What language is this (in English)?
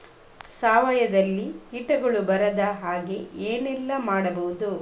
Kannada